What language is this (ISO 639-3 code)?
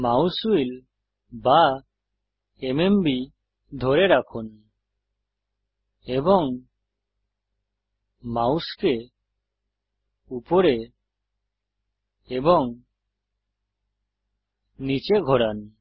ben